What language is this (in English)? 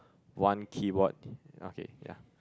English